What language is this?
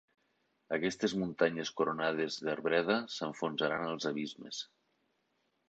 Catalan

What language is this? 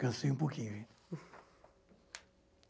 Portuguese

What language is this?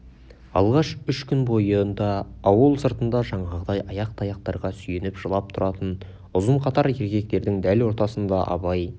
Kazakh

